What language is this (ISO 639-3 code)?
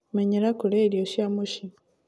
kik